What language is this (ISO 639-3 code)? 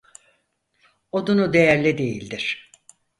tur